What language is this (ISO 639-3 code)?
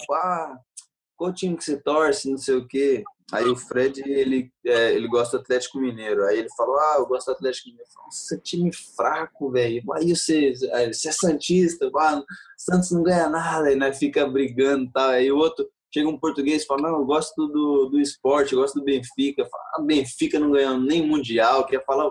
por